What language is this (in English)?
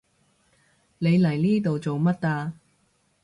Cantonese